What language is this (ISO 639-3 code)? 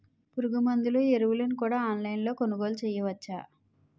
tel